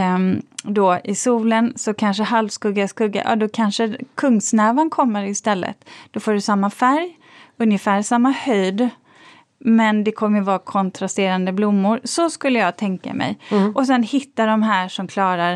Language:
Swedish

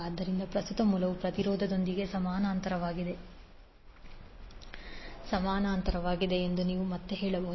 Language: Kannada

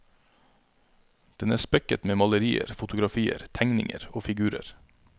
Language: Norwegian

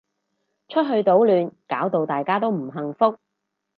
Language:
Cantonese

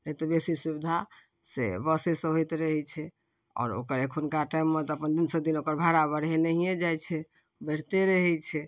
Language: Maithili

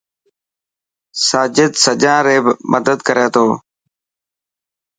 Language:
Dhatki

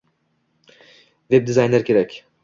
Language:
Uzbek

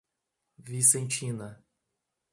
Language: Portuguese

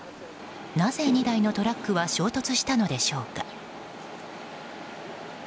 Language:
Japanese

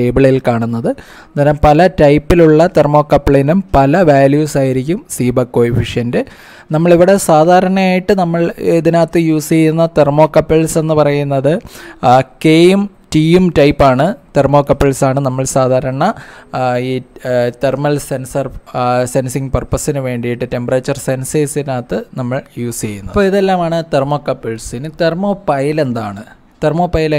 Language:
Malayalam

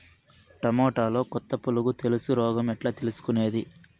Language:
Telugu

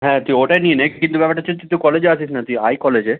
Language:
Bangla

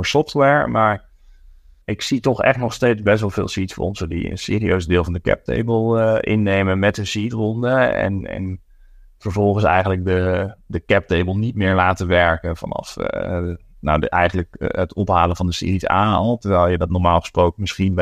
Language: Dutch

